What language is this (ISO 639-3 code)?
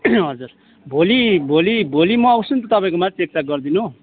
nep